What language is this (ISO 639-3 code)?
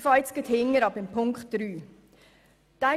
gsw